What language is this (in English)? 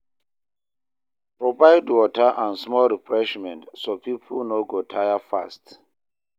Nigerian Pidgin